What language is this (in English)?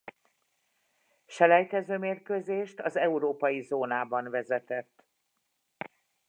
Hungarian